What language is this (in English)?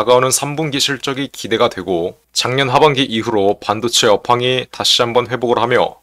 Korean